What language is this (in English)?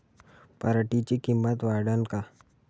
Marathi